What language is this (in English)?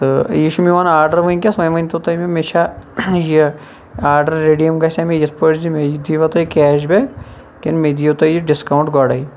Kashmiri